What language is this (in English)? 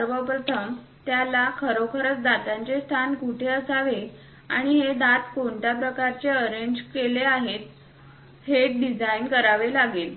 Marathi